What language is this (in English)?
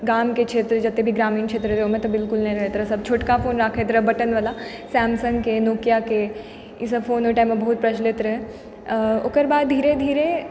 Maithili